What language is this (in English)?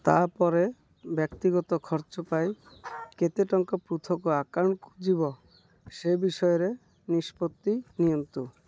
Odia